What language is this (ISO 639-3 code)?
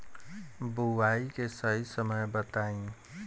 bho